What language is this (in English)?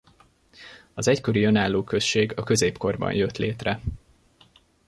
Hungarian